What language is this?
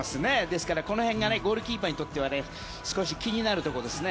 Japanese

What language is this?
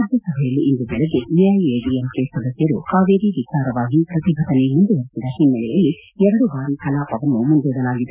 Kannada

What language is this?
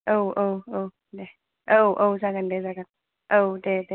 Bodo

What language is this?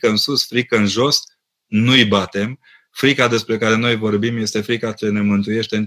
Romanian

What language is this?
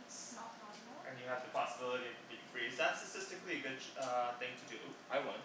English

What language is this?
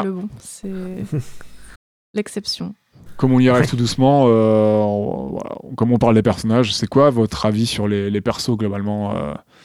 French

